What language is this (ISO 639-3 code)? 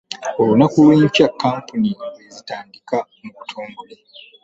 lug